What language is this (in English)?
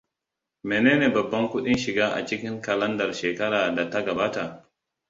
Hausa